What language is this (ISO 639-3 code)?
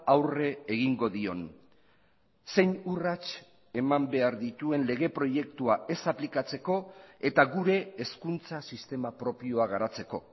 eus